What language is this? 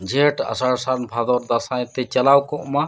Santali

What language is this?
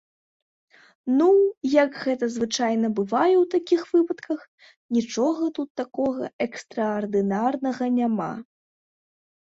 Belarusian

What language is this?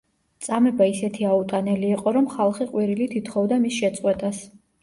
Georgian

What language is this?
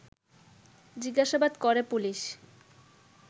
Bangla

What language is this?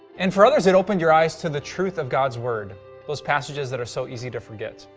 English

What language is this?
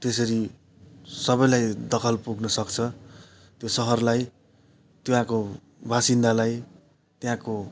Nepali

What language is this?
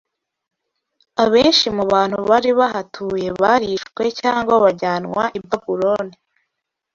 Kinyarwanda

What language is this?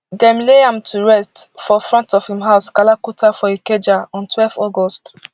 Nigerian Pidgin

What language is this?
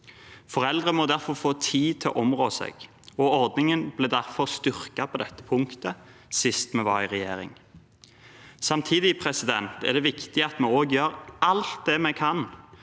Norwegian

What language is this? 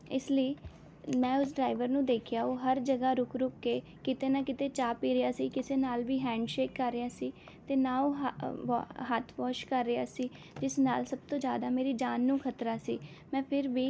Punjabi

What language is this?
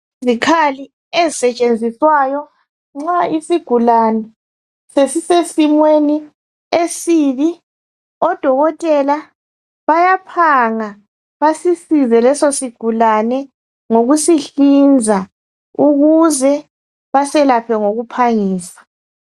North Ndebele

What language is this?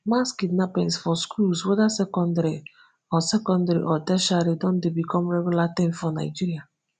Nigerian Pidgin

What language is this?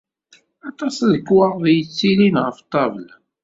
Kabyle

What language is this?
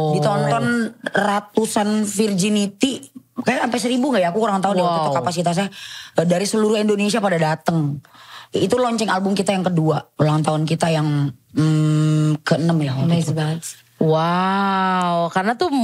Indonesian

